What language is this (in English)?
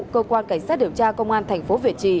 Vietnamese